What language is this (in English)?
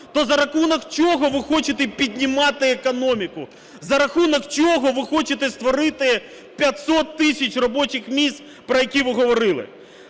Ukrainian